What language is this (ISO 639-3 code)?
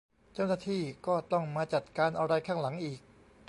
tha